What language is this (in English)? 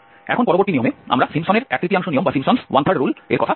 Bangla